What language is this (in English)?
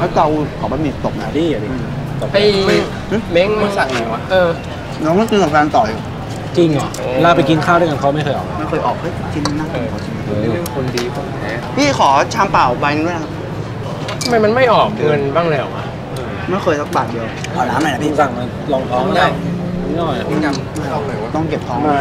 Thai